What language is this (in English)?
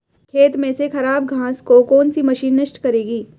Hindi